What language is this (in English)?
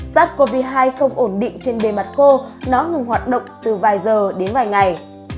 Vietnamese